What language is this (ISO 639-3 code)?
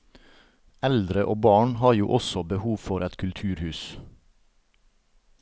nor